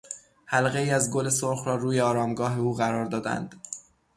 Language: Persian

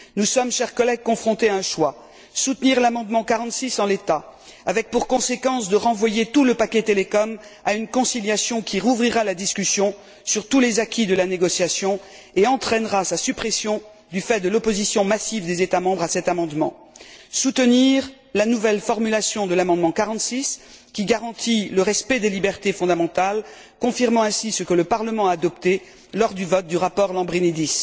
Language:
French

